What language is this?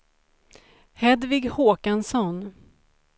Swedish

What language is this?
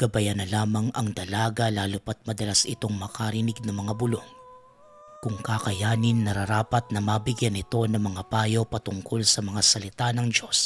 Filipino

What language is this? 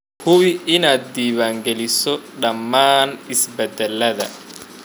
Somali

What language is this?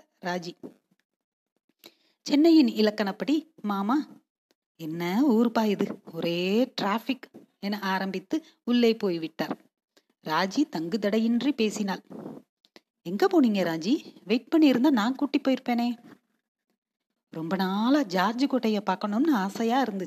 Tamil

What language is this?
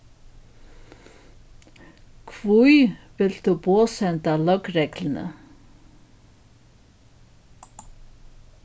Faroese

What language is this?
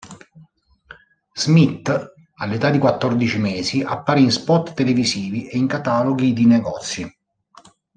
Italian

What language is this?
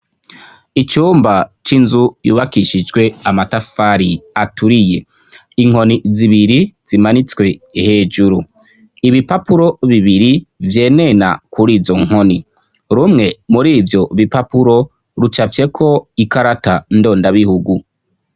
Rundi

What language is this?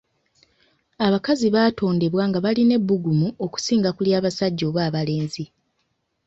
Ganda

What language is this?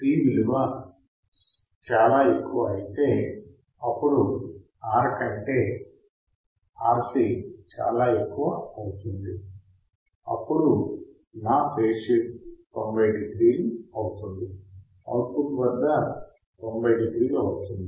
Telugu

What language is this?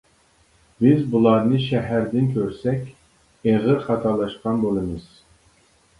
Uyghur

